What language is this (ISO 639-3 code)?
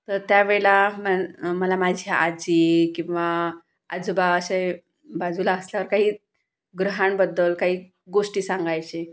mar